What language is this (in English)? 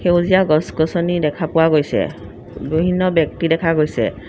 Assamese